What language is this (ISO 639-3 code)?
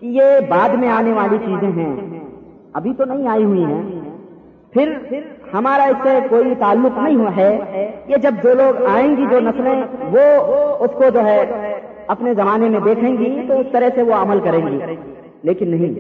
urd